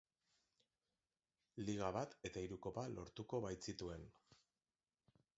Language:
Basque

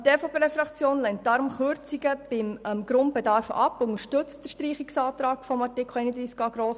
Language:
Swiss German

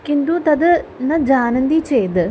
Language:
Sanskrit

